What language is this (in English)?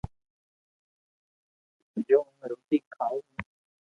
Loarki